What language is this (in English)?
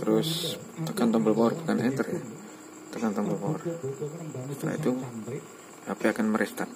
Indonesian